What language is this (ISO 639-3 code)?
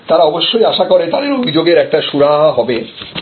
ben